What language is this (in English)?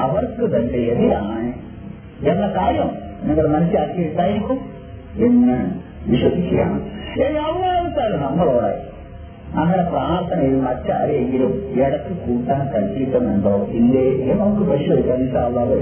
Malayalam